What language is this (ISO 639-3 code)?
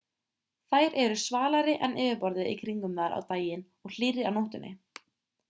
isl